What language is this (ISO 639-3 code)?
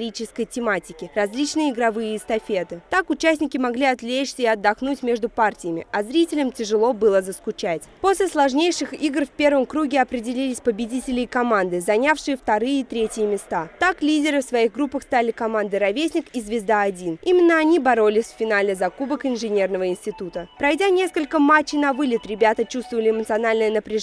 rus